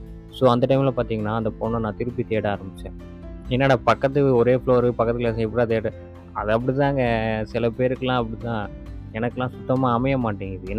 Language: Tamil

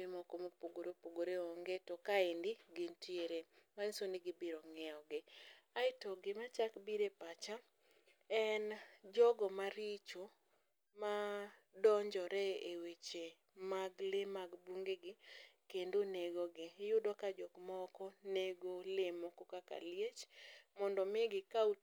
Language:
Luo (Kenya and Tanzania)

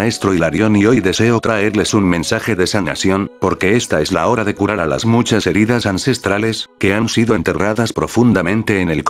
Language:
Spanish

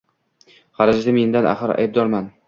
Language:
Uzbek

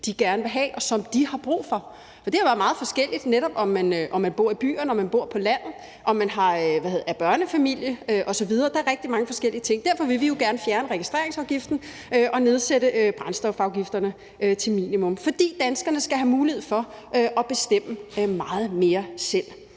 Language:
Danish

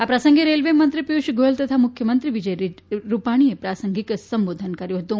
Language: Gujarati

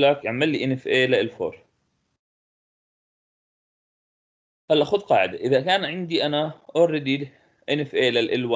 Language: Arabic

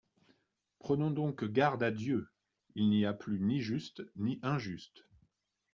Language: French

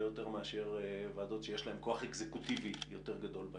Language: Hebrew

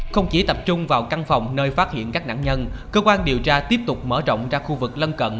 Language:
Vietnamese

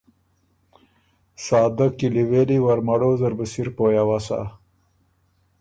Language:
Ormuri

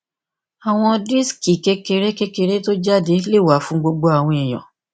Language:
Yoruba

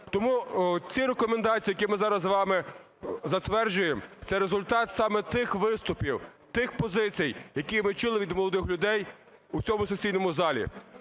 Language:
Ukrainian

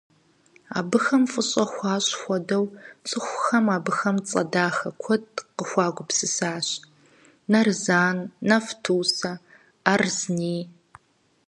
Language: Kabardian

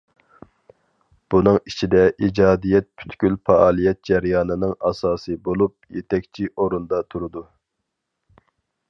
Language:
Uyghur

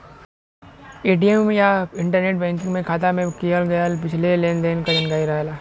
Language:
Bhojpuri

